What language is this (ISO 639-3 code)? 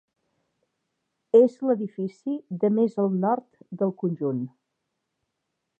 cat